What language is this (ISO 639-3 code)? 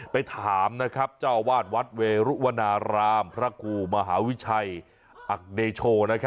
tha